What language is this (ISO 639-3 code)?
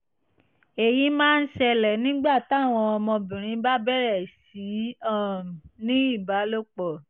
yor